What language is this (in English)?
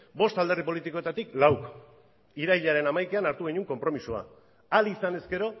Basque